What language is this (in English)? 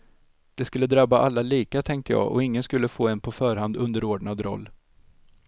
Swedish